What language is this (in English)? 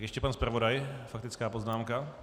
Czech